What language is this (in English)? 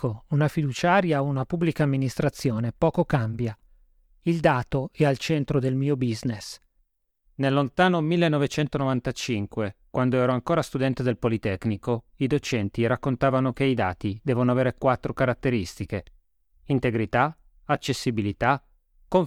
Italian